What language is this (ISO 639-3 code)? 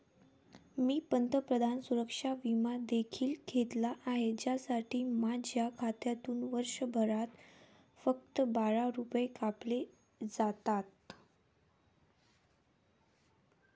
mar